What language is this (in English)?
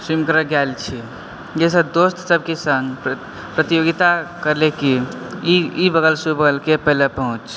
Maithili